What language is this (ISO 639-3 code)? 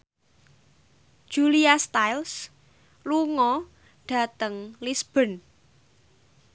jav